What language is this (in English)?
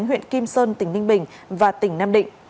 Vietnamese